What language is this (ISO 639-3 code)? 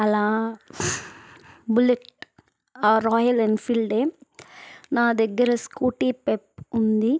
tel